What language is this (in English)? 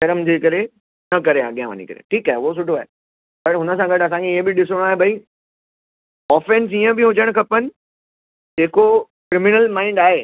Sindhi